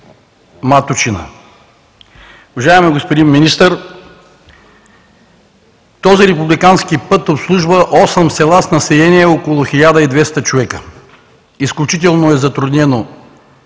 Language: Bulgarian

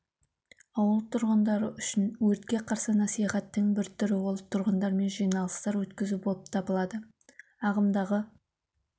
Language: Kazakh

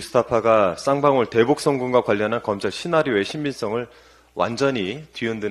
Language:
Korean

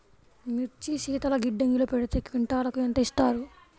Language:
Telugu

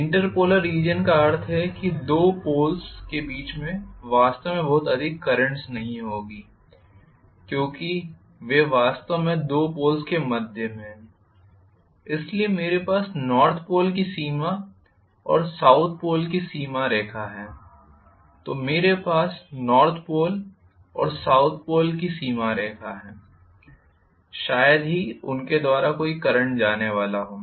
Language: Hindi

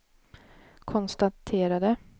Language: Swedish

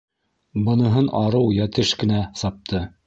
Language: Bashkir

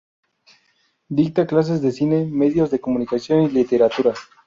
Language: Spanish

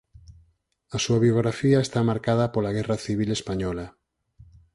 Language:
Galician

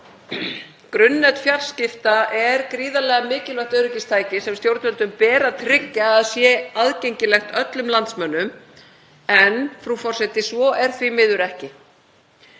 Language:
Icelandic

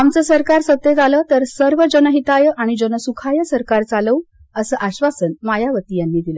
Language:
Marathi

